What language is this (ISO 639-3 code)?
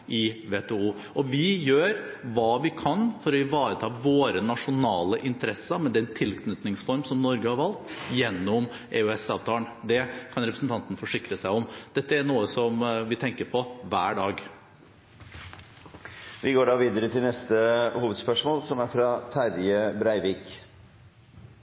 nor